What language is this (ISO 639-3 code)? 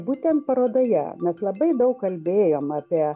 lit